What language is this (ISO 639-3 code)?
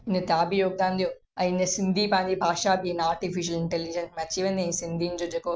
snd